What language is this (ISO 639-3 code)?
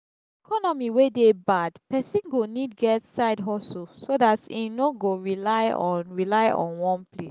pcm